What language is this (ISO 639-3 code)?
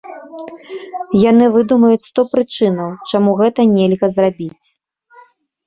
bel